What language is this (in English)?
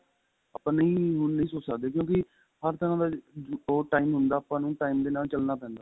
Punjabi